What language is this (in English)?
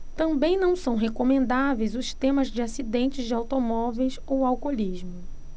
Portuguese